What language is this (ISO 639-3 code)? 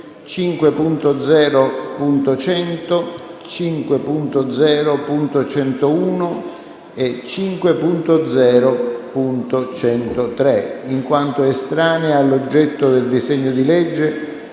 ita